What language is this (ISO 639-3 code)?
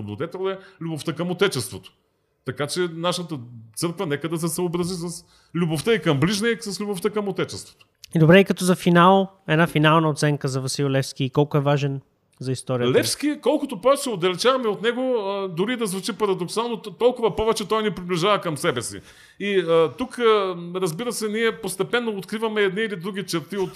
bul